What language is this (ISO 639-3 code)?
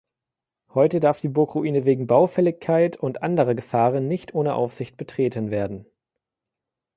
deu